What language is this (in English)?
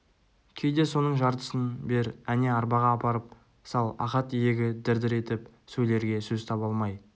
Kazakh